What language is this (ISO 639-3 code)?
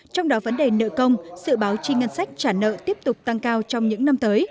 vie